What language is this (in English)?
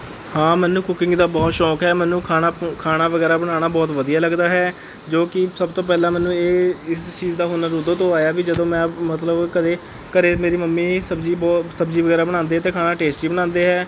Punjabi